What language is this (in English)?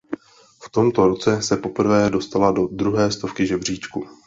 Czech